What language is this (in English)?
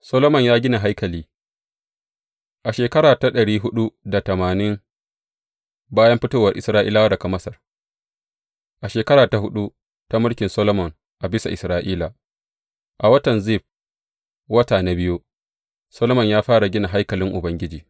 Hausa